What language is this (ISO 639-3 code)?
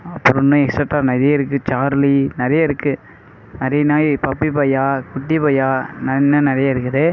tam